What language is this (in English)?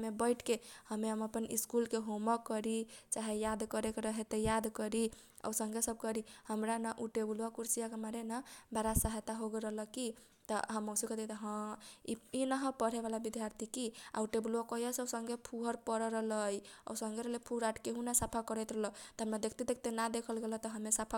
Kochila Tharu